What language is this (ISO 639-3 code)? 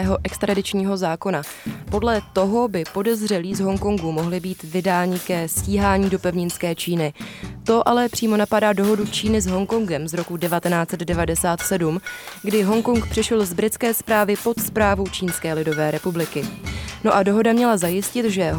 ces